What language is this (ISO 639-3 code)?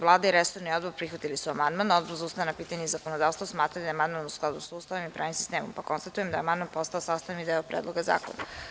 srp